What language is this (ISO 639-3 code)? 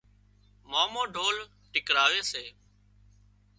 kxp